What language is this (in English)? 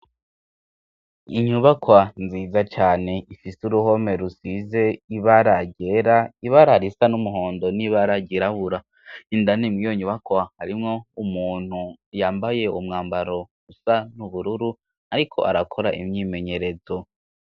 Rundi